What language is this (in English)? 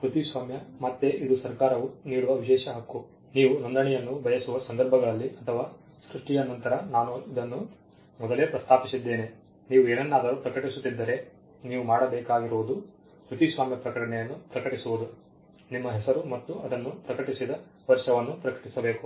Kannada